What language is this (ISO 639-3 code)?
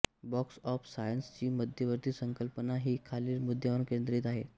mar